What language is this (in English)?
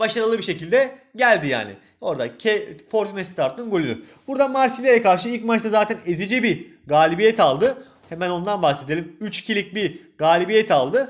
Turkish